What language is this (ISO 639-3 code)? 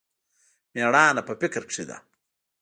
pus